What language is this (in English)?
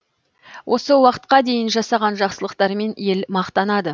Kazakh